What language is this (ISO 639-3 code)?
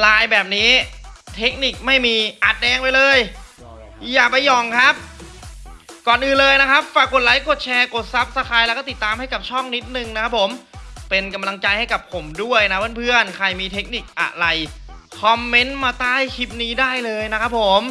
tha